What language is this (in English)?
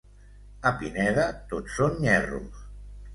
Catalan